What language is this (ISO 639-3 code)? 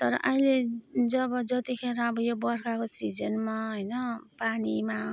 nep